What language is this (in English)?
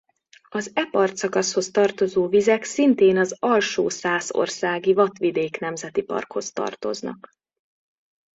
Hungarian